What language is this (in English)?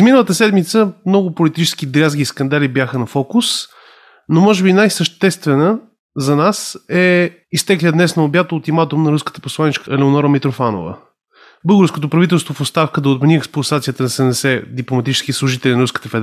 Bulgarian